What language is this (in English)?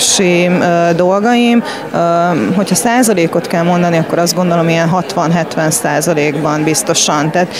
Hungarian